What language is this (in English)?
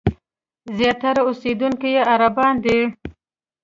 Pashto